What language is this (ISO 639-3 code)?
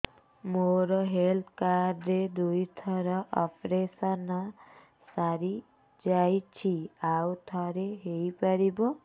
ori